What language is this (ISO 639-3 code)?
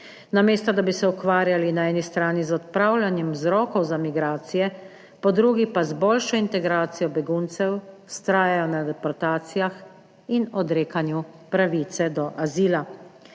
slv